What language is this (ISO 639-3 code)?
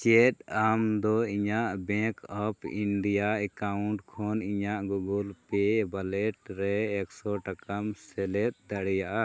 sat